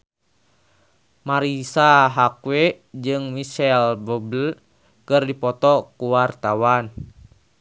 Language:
Sundanese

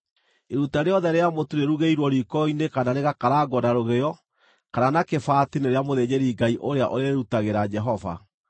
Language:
Kikuyu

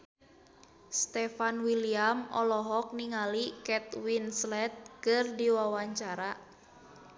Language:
Sundanese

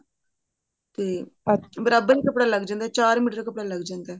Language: Punjabi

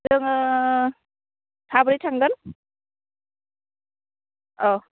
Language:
Bodo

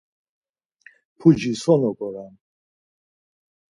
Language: Laz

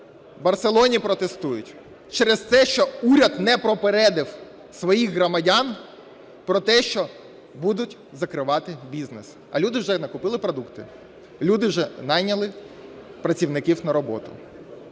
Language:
Ukrainian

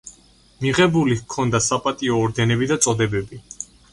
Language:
Georgian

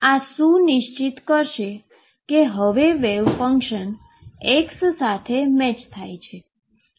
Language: Gujarati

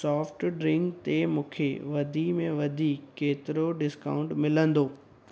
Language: Sindhi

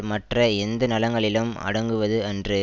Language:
Tamil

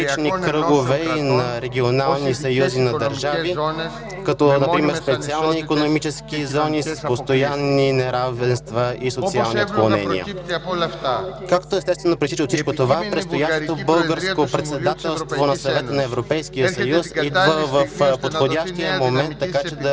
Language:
Bulgarian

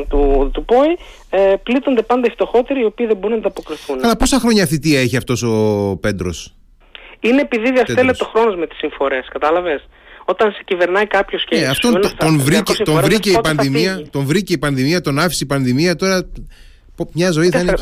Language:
Greek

